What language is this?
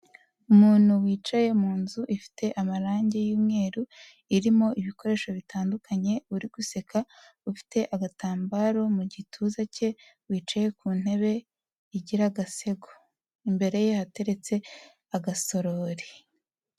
Kinyarwanda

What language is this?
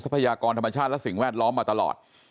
Thai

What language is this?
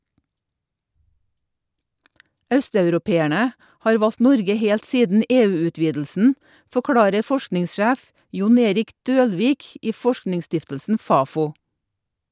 Norwegian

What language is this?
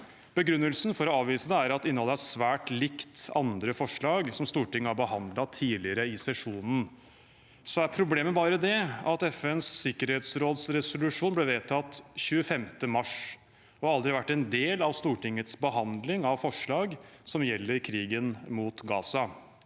Norwegian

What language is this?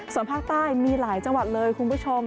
Thai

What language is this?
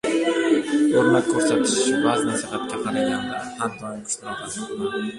Uzbek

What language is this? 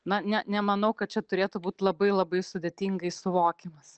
Lithuanian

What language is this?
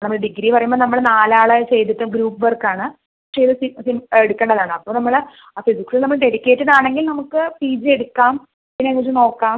Malayalam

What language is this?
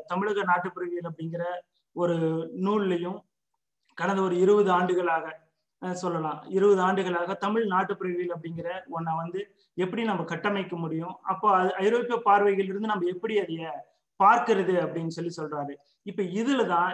Tamil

